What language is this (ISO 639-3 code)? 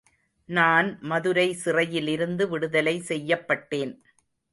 tam